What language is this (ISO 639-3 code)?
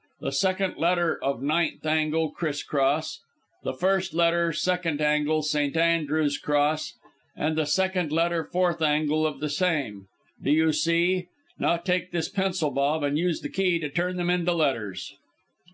eng